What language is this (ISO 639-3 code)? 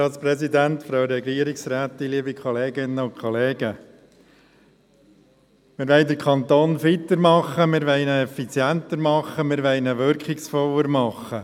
gsw